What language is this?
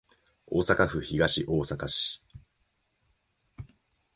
Japanese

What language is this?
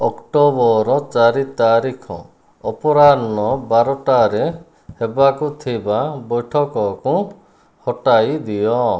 Odia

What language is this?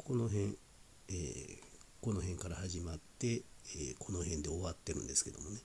Japanese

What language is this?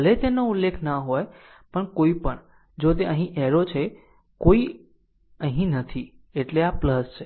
Gujarati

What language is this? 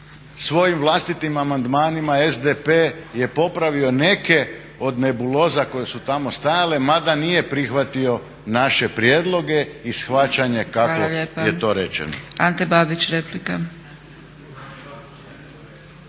Croatian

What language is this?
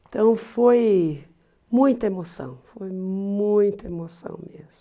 Portuguese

